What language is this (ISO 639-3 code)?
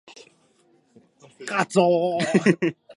jpn